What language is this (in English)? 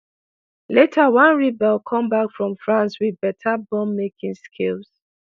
Nigerian Pidgin